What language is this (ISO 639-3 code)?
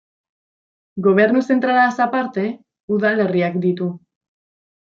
eus